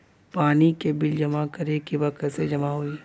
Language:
Bhojpuri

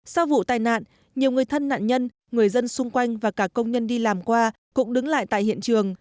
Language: Vietnamese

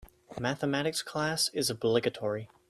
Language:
English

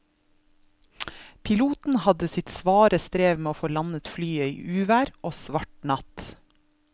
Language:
Norwegian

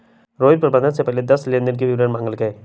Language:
Magahi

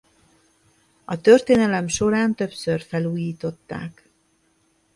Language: Hungarian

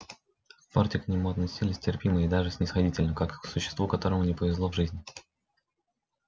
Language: Russian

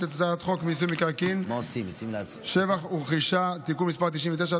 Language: Hebrew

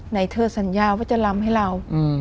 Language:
Thai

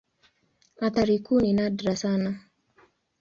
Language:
Swahili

